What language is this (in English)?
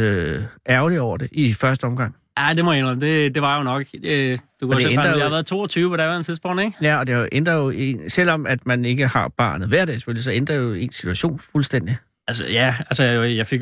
Danish